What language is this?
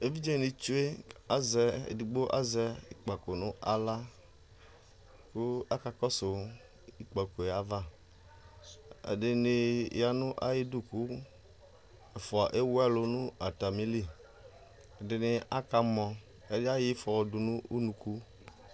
Ikposo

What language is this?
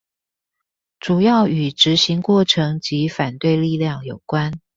Chinese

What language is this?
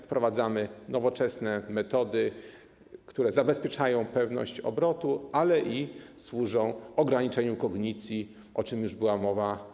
Polish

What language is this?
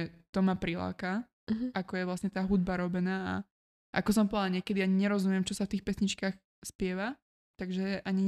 Slovak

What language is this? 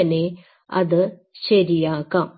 Malayalam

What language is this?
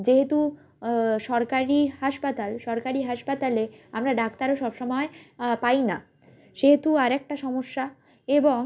Bangla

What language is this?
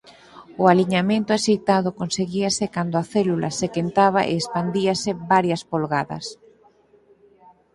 Galician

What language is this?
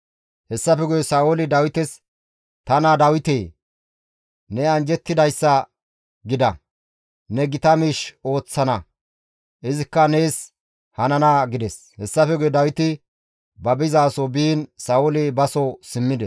Gamo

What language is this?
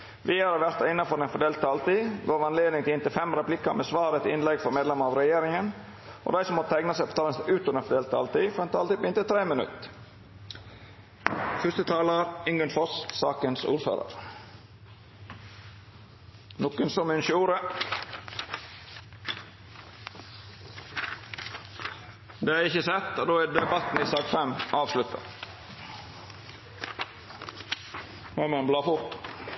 Norwegian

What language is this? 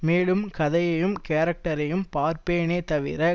Tamil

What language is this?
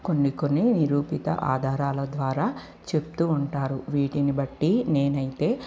Telugu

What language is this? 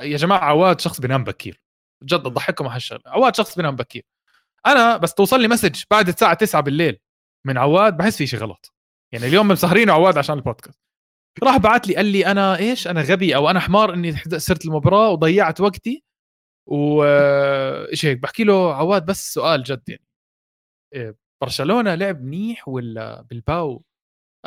Arabic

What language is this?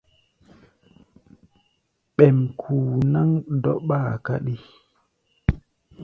Gbaya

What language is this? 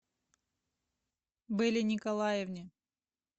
Russian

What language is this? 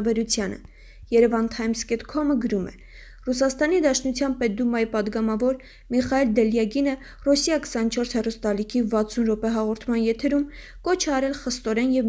Romanian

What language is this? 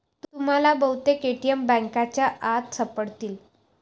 Marathi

